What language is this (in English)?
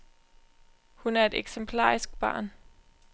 Danish